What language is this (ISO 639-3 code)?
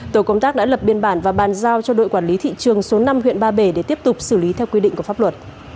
vie